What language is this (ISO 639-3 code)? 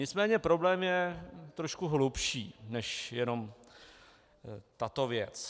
ces